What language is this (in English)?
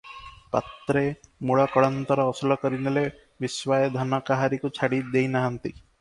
Odia